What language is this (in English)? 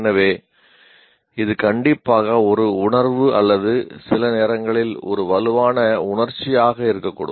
Tamil